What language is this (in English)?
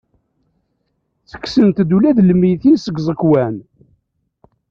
Kabyle